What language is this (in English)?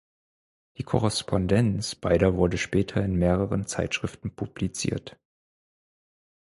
German